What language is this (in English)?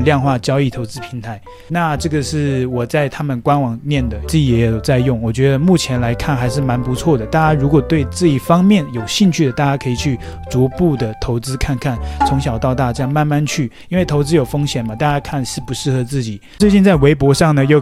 Chinese